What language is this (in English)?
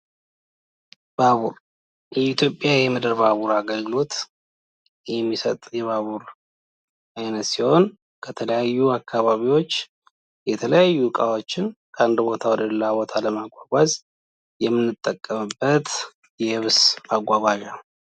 Amharic